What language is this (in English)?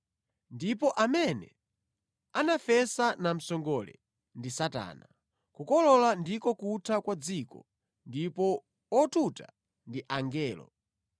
Nyanja